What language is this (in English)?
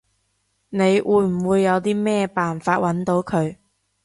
Cantonese